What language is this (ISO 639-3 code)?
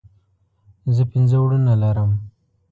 pus